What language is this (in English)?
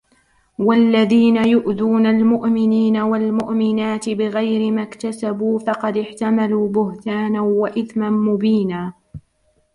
Arabic